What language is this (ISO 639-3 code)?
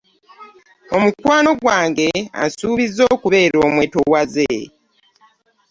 lug